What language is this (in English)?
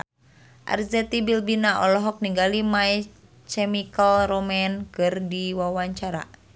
Sundanese